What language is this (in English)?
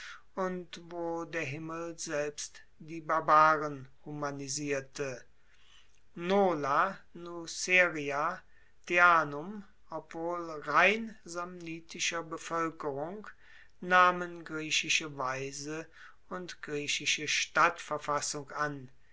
German